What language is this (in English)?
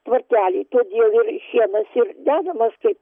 Lithuanian